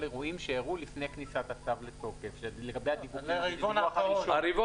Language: Hebrew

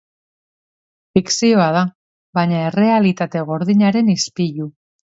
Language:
Basque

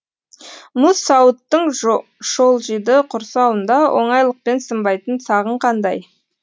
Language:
Kazakh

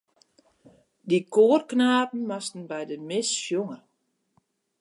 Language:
Western Frisian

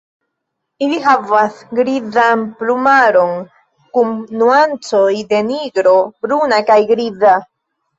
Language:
Esperanto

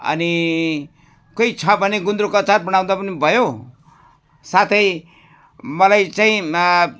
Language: Nepali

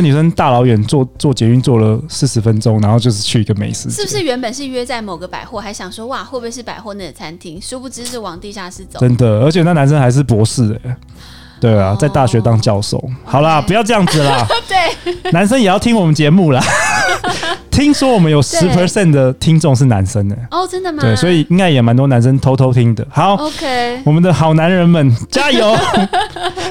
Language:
Chinese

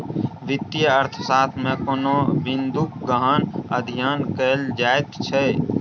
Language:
Maithili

